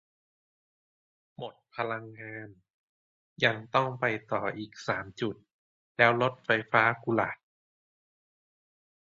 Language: Thai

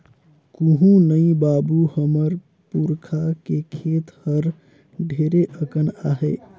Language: Chhattisgarhi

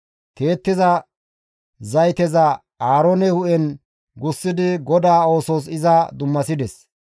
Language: Gamo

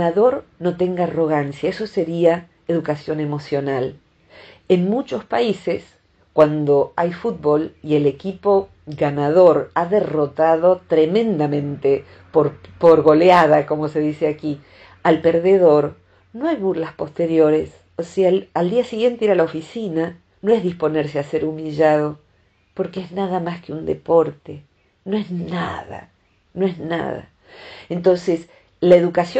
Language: Spanish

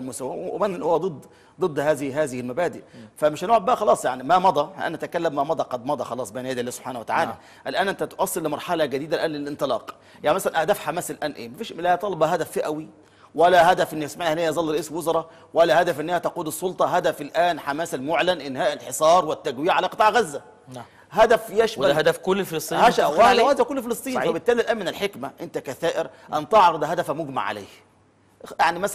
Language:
Arabic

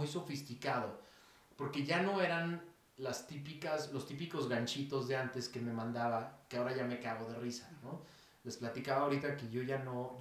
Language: Spanish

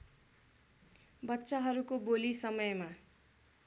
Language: Nepali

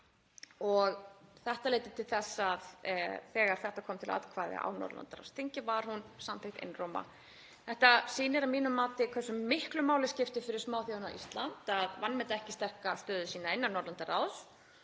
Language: Icelandic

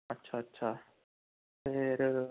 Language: Punjabi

